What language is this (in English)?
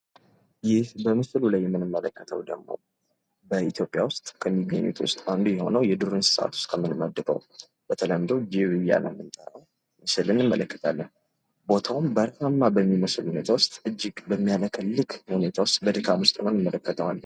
Amharic